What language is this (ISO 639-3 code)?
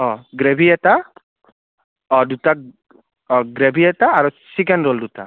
asm